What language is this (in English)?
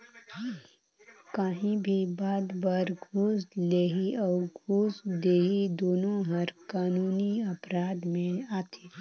Chhattisgarhi